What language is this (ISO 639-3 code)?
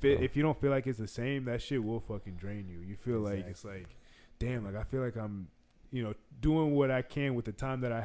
eng